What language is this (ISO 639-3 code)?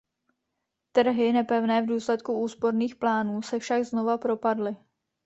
ces